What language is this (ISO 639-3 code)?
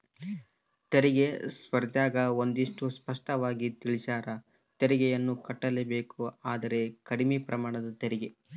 kan